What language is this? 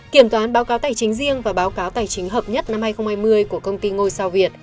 Vietnamese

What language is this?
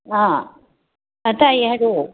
Manipuri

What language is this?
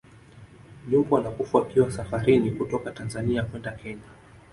Swahili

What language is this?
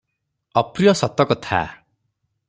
Odia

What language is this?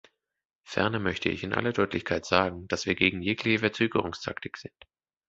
German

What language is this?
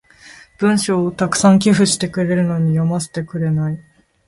Japanese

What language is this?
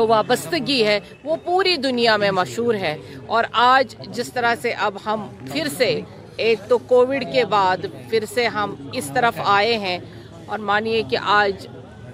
Urdu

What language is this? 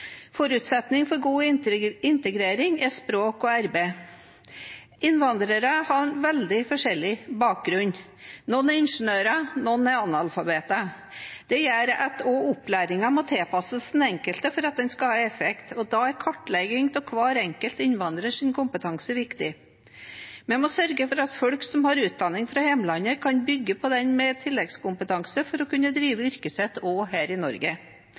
Norwegian Bokmål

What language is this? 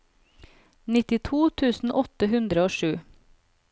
Norwegian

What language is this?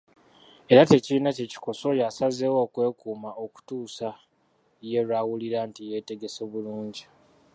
Ganda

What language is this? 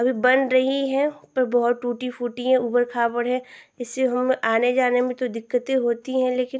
Hindi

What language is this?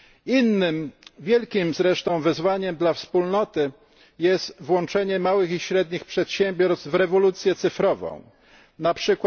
Polish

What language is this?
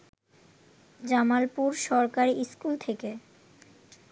Bangla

